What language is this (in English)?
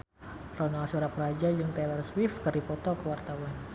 Sundanese